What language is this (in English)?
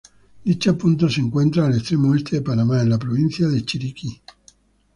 Spanish